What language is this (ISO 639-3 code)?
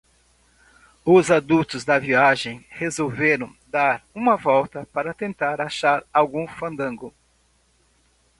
por